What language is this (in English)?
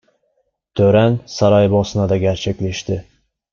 Turkish